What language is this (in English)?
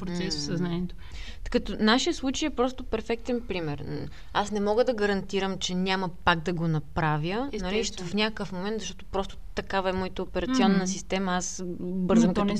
Bulgarian